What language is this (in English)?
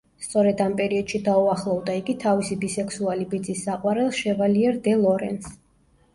Georgian